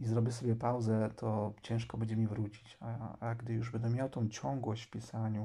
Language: Polish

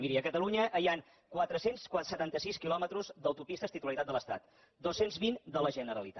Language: Catalan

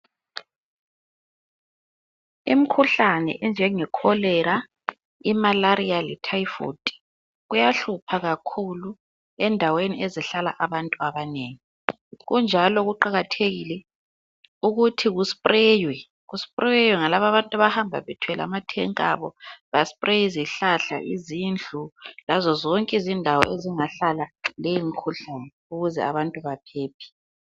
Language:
North Ndebele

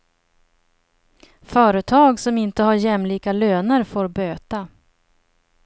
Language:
Swedish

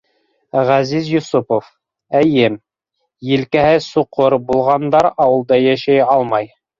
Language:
Bashkir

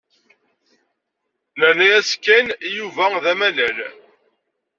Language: Kabyle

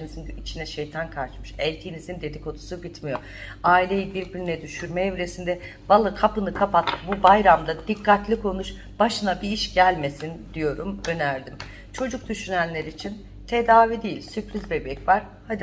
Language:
Turkish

